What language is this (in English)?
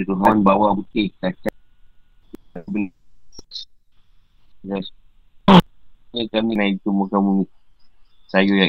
Malay